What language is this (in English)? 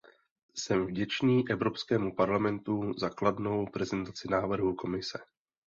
Czech